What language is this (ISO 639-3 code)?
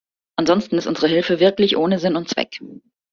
deu